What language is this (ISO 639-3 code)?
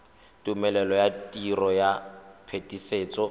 tsn